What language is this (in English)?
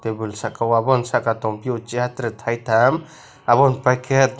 Kok Borok